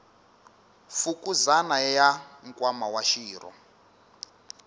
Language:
Tsonga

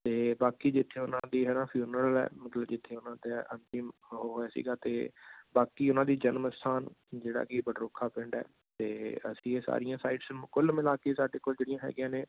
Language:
Punjabi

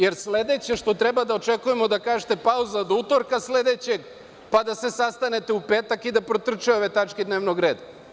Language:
Serbian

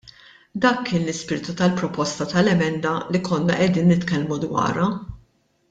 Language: Maltese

